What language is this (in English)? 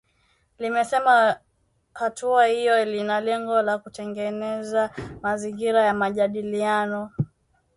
Swahili